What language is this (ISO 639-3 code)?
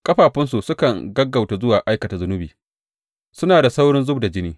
hau